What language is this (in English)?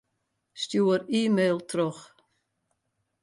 Western Frisian